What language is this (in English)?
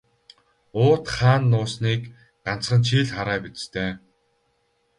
Mongolian